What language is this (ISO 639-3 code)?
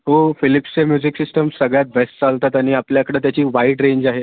mar